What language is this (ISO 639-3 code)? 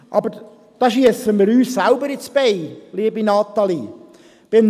gsw